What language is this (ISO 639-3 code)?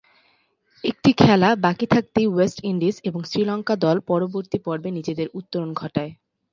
ben